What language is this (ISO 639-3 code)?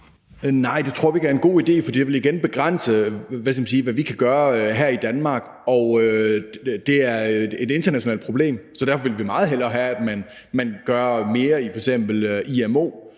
dan